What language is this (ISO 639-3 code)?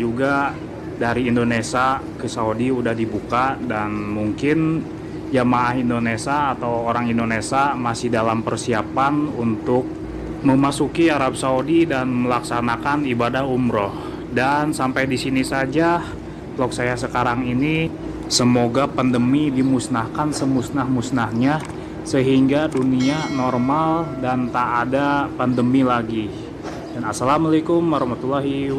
ind